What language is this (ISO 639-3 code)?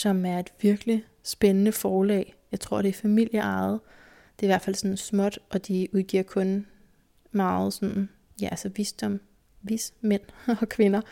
dan